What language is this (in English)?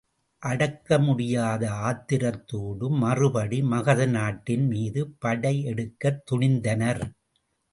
Tamil